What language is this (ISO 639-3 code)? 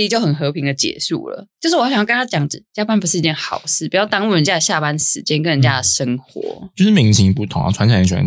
zho